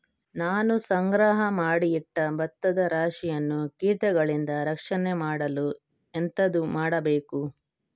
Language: Kannada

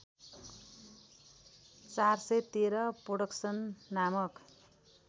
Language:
Nepali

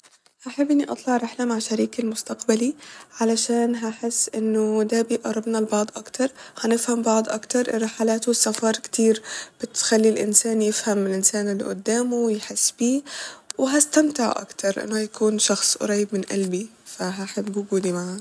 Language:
Egyptian Arabic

